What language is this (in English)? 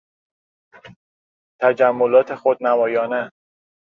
Persian